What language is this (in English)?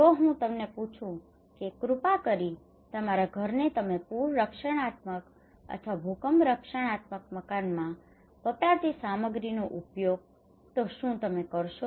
Gujarati